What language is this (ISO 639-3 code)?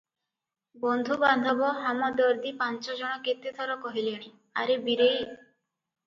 ori